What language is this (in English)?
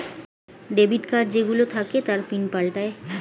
Bangla